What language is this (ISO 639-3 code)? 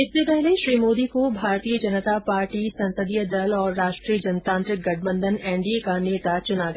hin